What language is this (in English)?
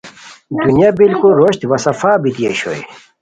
Khowar